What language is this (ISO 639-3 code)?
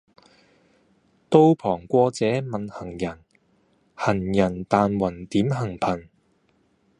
yue